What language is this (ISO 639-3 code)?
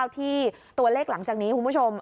tha